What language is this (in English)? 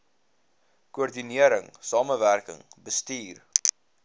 Afrikaans